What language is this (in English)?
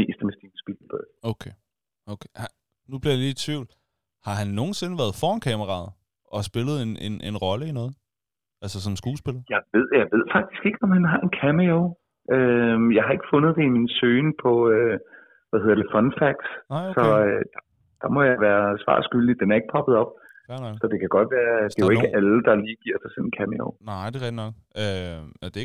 Danish